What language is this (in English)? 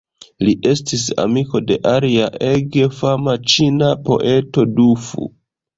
Esperanto